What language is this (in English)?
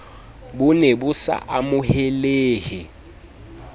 Southern Sotho